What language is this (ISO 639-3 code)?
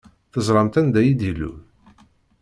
kab